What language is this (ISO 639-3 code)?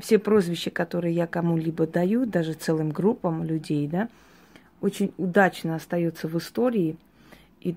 rus